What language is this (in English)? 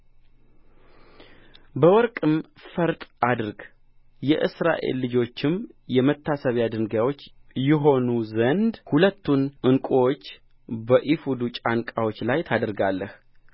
Amharic